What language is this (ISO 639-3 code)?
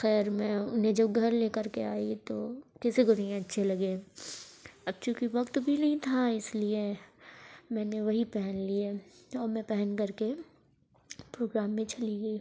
urd